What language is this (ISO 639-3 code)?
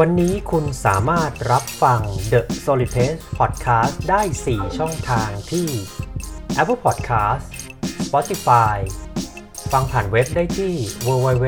tha